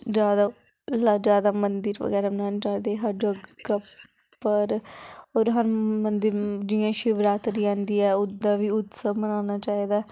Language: Dogri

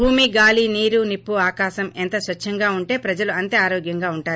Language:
Telugu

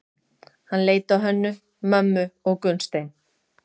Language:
Icelandic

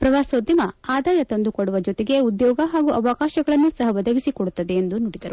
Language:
Kannada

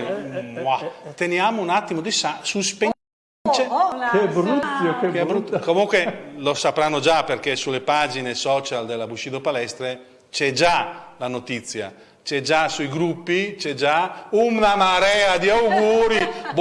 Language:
Italian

